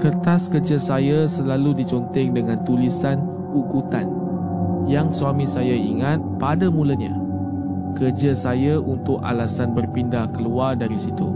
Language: Malay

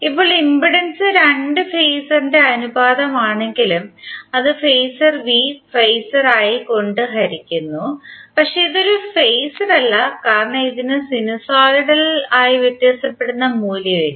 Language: Malayalam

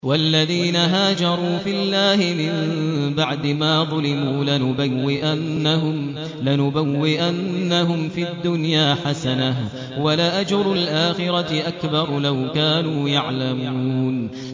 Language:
Arabic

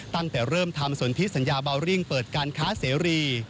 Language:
Thai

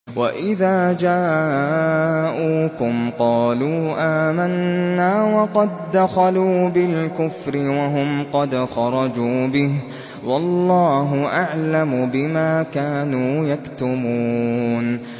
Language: Arabic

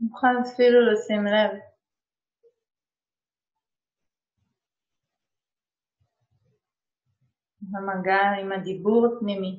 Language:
Hebrew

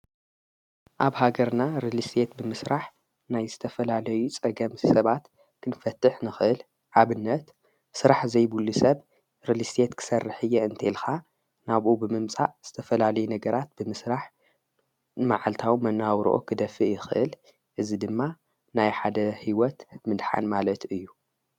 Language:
Tigrinya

